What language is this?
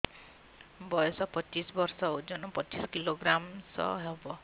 Odia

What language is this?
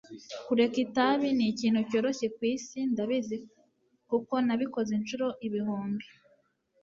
Kinyarwanda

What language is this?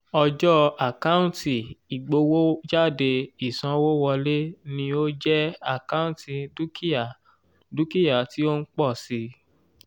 Yoruba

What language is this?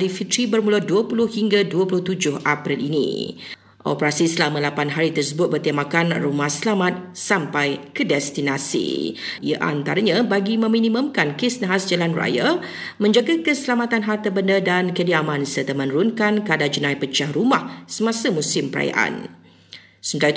Malay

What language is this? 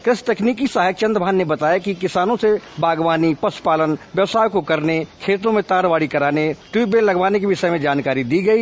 Hindi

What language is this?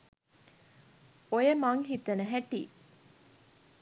Sinhala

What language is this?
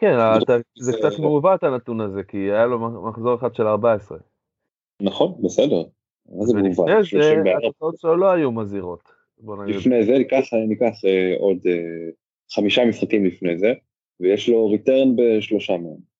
Hebrew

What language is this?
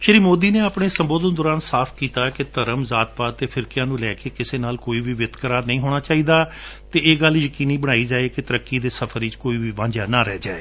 Punjabi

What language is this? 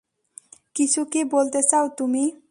Bangla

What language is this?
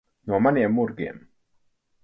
Latvian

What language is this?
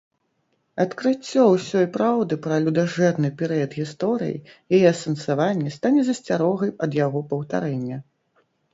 Belarusian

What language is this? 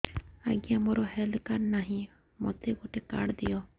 Odia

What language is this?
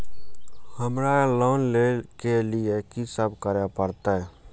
Maithili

